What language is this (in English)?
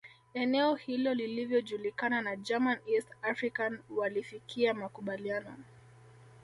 Swahili